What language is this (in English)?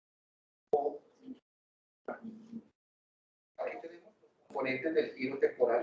Spanish